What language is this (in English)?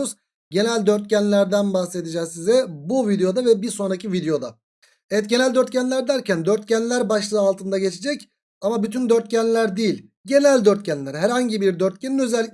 Turkish